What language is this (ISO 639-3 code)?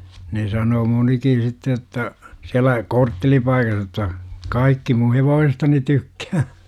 fin